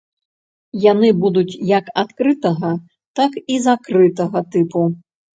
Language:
Belarusian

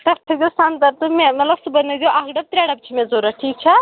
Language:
Kashmiri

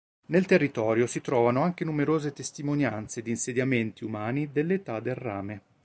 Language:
Italian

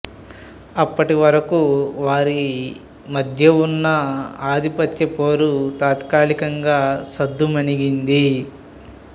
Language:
Telugu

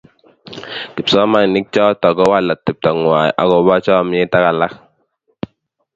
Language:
Kalenjin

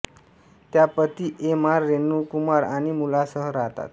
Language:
Marathi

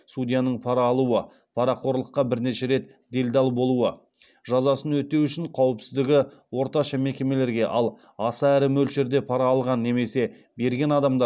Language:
Kazakh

